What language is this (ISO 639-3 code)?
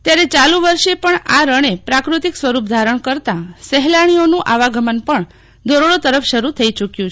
guj